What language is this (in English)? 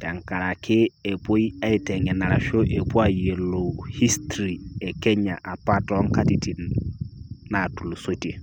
Masai